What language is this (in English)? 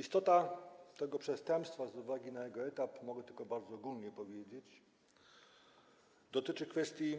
Polish